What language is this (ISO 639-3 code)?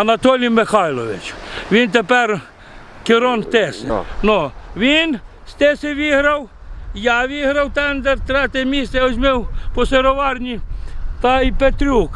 ukr